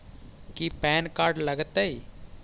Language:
Magahi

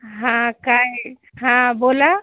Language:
Marathi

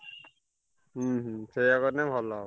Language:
Odia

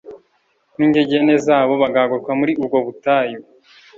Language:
Kinyarwanda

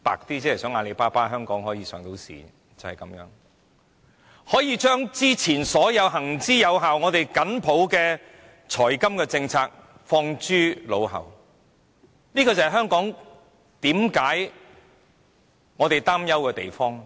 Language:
Cantonese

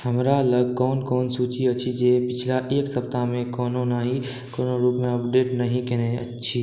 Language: Maithili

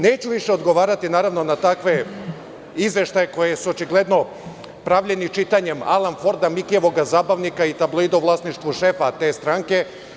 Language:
Serbian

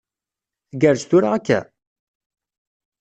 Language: Kabyle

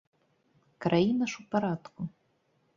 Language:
Belarusian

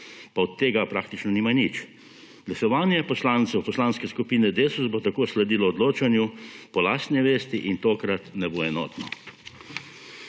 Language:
Slovenian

